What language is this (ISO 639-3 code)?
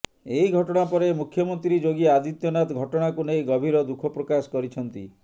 ori